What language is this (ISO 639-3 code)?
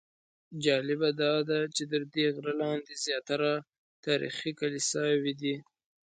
pus